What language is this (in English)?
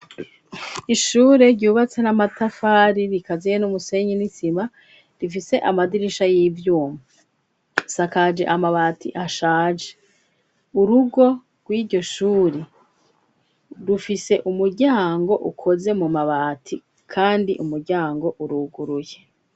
Rundi